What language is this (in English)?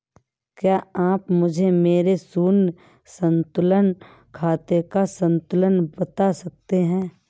Hindi